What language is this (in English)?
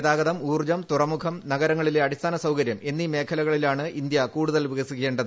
Malayalam